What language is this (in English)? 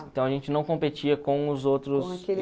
Portuguese